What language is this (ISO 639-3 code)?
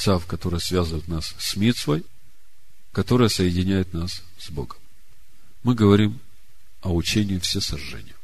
rus